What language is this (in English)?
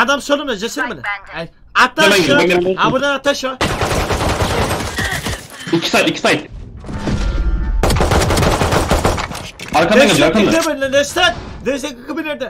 Turkish